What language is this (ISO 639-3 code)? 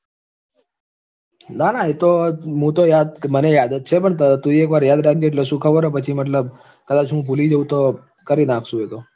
guj